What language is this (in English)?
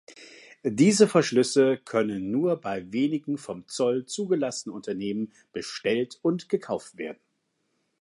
German